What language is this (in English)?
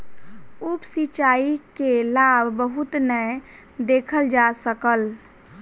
Maithili